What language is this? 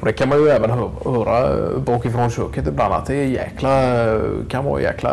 Swedish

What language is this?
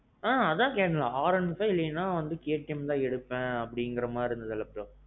Tamil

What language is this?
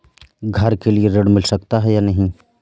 Hindi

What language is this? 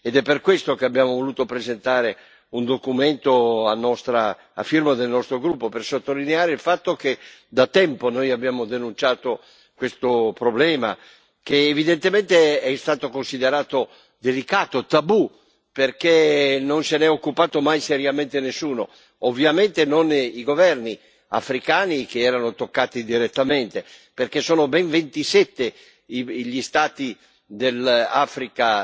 Italian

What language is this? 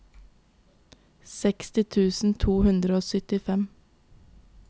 Norwegian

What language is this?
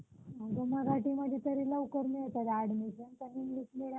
Marathi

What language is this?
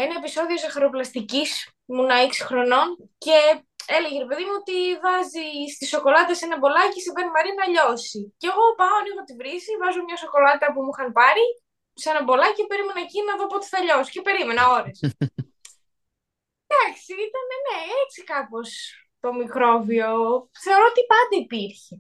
Greek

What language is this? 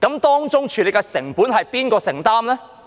Cantonese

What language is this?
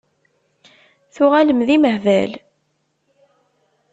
Kabyle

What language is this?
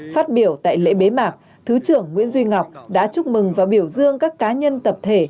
Vietnamese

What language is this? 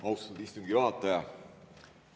Estonian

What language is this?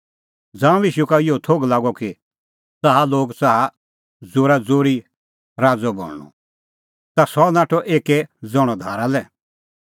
Kullu Pahari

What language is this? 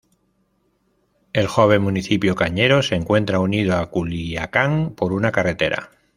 Spanish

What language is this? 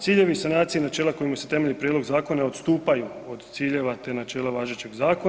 Croatian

